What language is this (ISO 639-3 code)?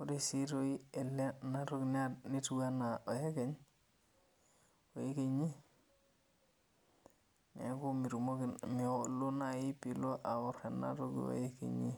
mas